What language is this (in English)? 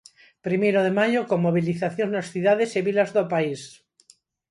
Galician